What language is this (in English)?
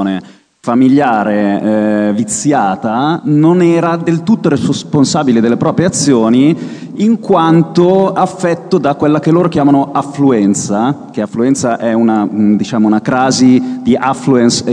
Italian